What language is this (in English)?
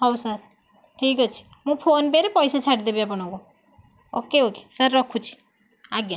Odia